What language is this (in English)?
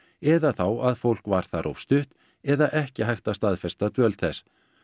Icelandic